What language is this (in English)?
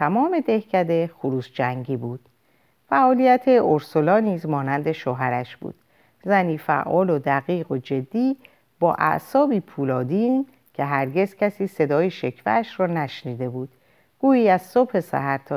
Persian